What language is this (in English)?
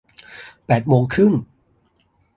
Thai